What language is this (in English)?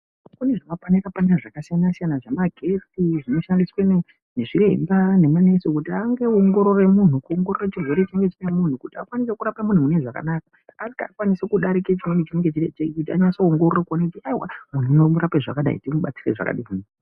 Ndau